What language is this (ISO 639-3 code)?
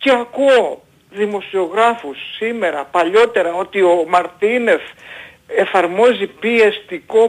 ell